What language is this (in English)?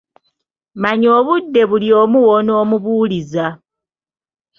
Ganda